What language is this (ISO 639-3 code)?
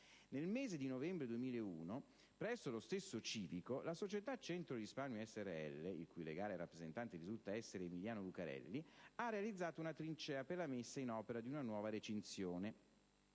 ita